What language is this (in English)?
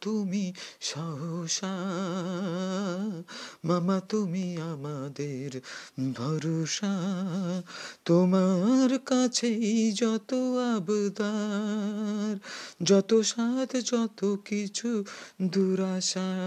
Bangla